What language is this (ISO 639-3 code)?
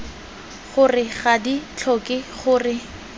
tsn